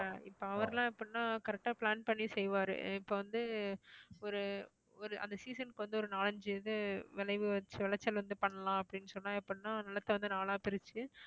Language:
Tamil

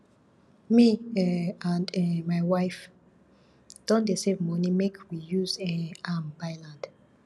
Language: Nigerian Pidgin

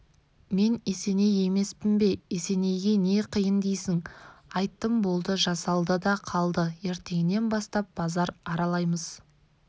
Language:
Kazakh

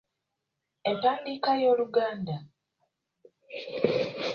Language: Ganda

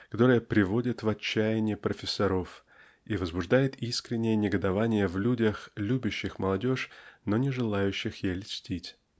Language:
Russian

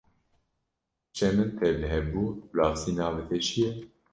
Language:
Kurdish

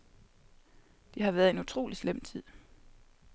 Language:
Danish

